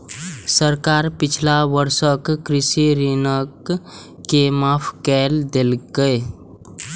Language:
Maithili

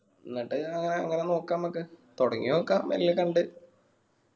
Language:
Malayalam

